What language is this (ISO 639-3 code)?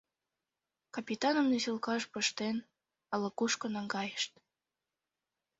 chm